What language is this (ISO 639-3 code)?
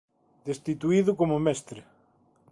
glg